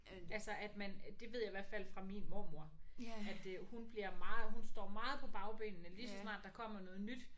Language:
Danish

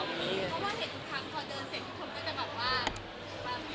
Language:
Thai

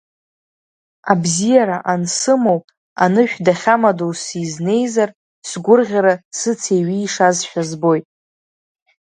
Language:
Abkhazian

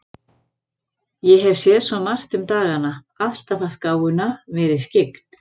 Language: Icelandic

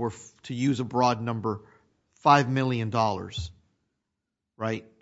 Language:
English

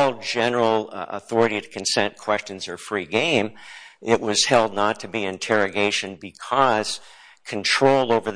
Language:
English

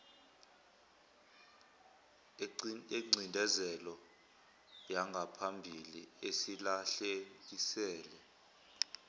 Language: Zulu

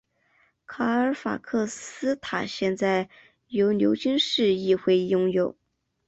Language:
Chinese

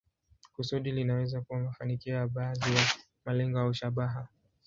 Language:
Swahili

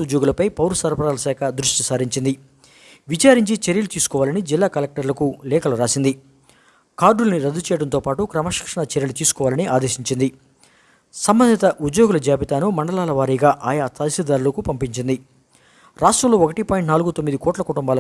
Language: Telugu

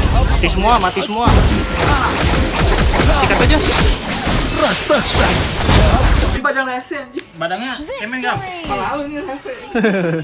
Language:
Indonesian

